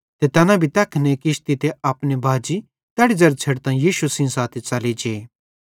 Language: Bhadrawahi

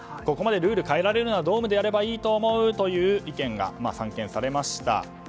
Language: Japanese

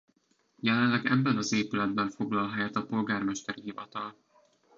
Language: Hungarian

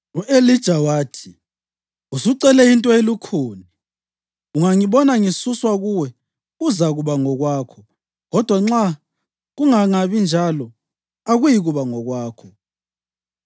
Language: North Ndebele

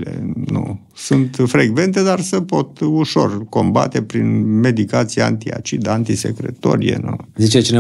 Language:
Romanian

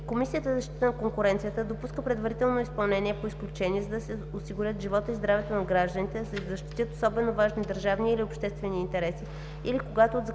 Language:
Bulgarian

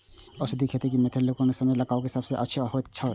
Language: Maithili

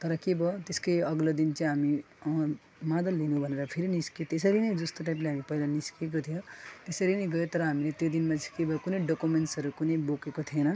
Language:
Nepali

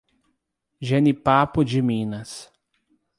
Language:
Portuguese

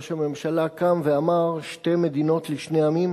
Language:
Hebrew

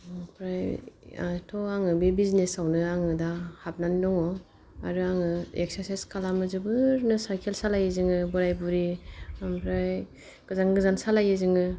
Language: Bodo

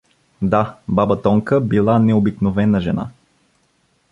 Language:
Bulgarian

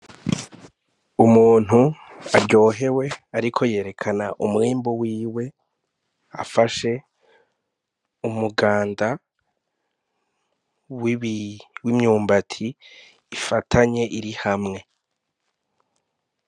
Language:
Rundi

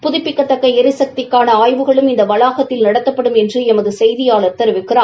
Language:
Tamil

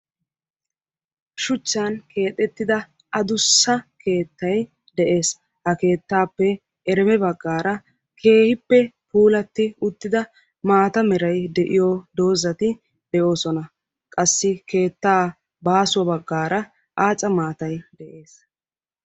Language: Wolaytta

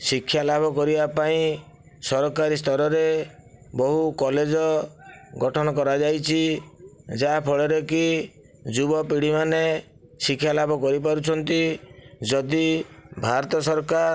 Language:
Odia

